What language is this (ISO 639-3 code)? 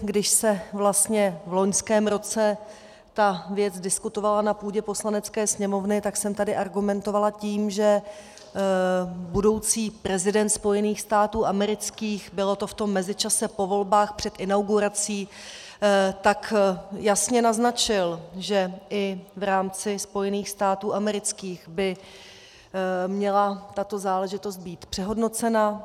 ces